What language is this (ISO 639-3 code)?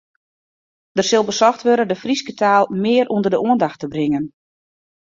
fry